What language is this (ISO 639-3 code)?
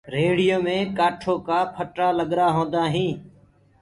ggg